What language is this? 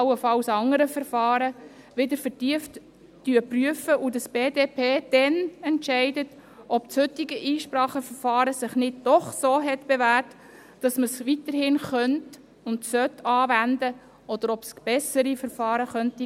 Swiss German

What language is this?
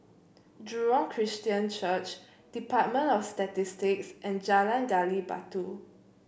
English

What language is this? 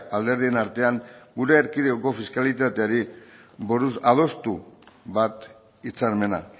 Basque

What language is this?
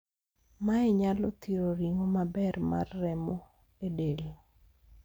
Luo (Kenya and Tanzania)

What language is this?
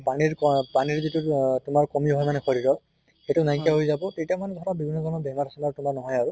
Assamese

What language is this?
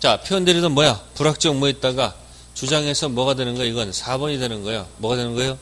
Korean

